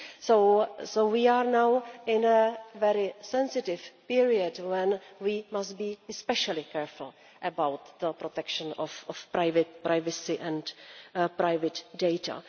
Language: English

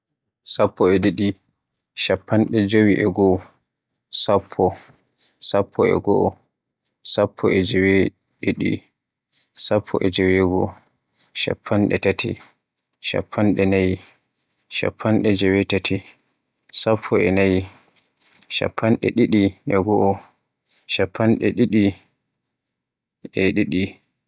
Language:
Borgu Fulfulde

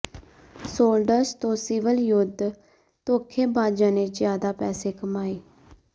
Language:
Punjabi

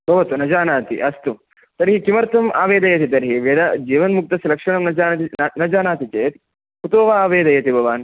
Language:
Sanskrit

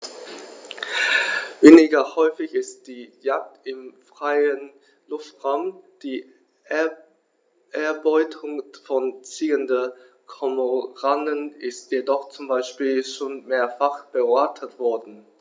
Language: German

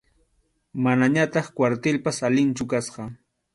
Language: Arequipa-La Unión Quechua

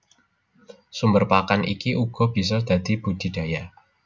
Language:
Javanese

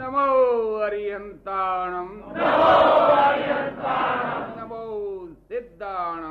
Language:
Gujarati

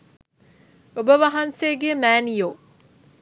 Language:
Sinhala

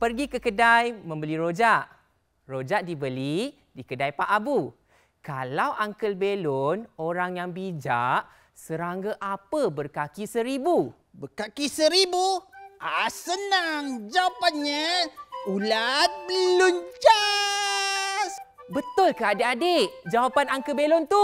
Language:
Malay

